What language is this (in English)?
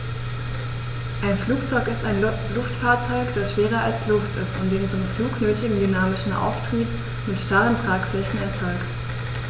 German